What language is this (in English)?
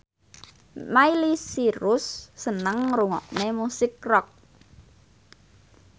Javanese